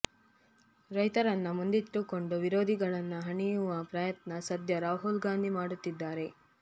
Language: Kannada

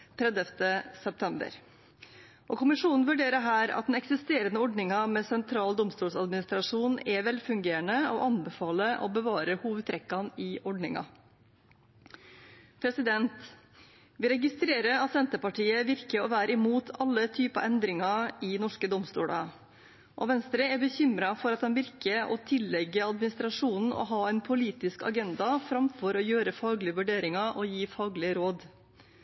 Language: Norwegian Bokmål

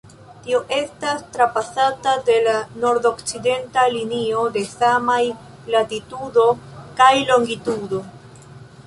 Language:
Esperanto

